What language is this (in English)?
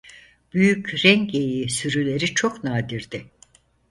Turkish